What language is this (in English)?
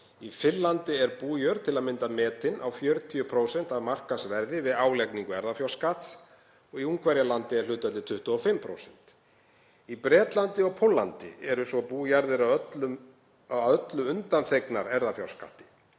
Icelandic